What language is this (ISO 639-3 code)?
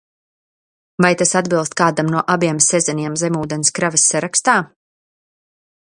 lav